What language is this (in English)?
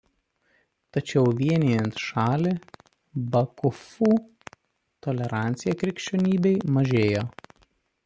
Lithuanian